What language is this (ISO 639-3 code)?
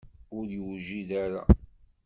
kab